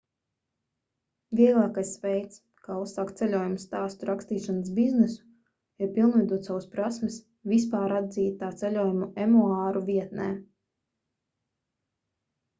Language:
Latvian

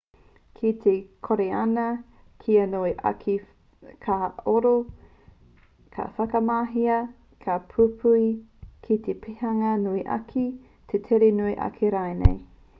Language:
Māori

